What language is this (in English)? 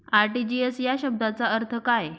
Marathi